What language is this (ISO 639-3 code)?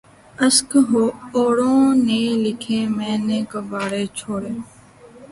urd